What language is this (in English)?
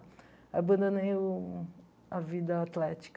Portuguese